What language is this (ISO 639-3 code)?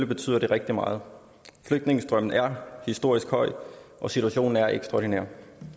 dan